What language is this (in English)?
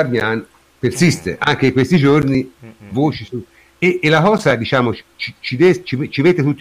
Italian